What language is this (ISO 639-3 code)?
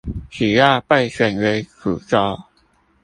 zho